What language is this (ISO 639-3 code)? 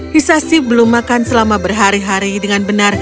ind